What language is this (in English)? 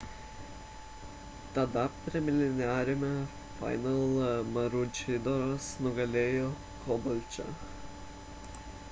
Lithuanian